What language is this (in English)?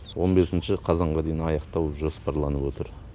Kazakh